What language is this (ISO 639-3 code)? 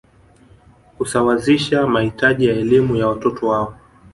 swa